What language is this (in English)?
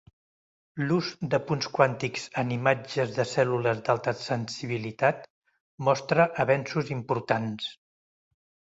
Catalan